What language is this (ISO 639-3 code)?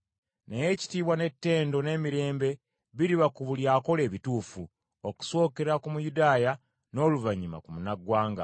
lug